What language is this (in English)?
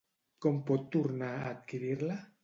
Catalan